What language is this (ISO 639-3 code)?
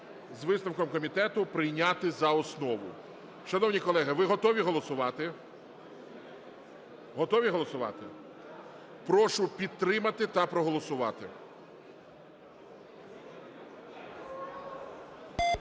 ukr